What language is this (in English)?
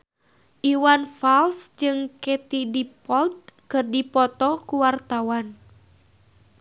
Sundanese